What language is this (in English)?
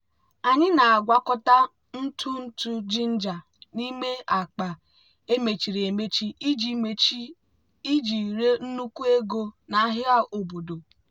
Igbo